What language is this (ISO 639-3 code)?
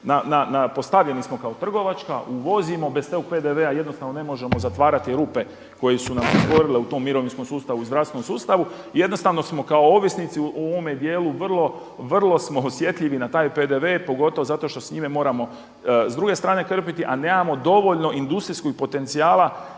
hrv